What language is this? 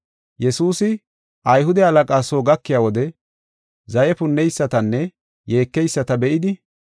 Gofa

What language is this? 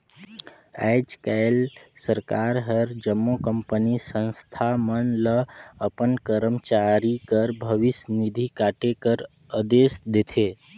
Chhattisgarhi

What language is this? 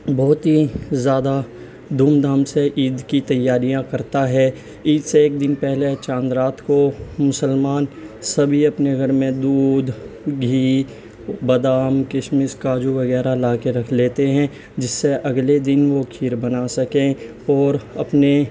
Urdu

